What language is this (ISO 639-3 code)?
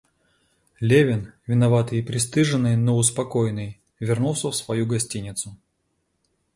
rus